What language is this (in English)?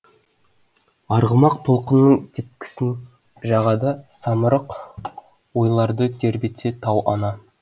Kazakh